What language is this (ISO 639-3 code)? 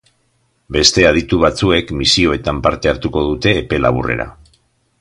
eus